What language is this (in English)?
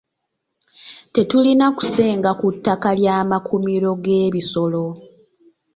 Ganda